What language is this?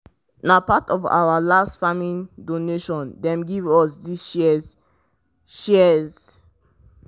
Nigerian Pidgin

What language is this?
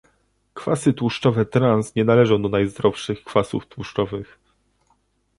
Polish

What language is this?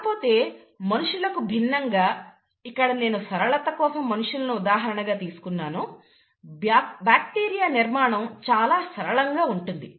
Telugu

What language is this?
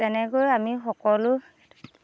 Assamese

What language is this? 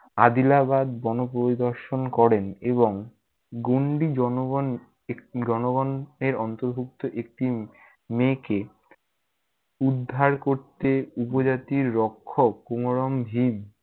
Bangla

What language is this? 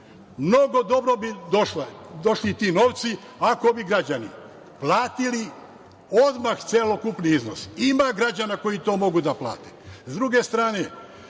Serbian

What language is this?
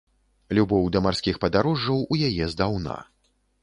Belarusian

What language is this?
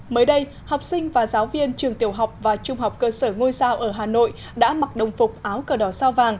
Vietnamese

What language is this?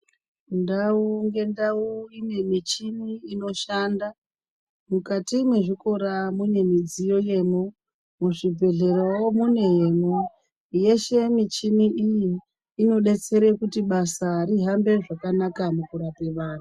Ndau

